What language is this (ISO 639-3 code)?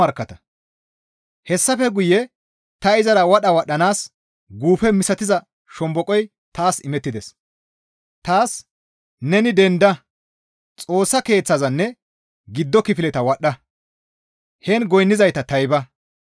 gmv